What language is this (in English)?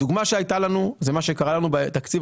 Hebrew